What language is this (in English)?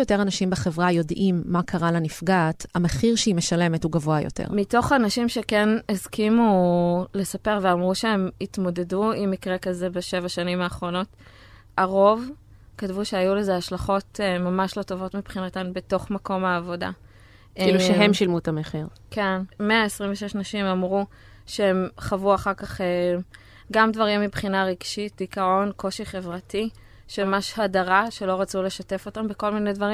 Hebrew